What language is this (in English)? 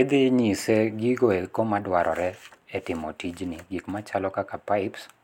Luo (Kenya and Tanzania)